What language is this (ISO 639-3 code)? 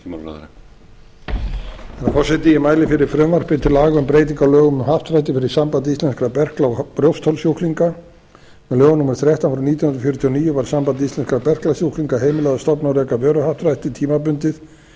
isl